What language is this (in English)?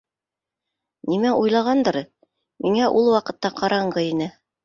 Bashkir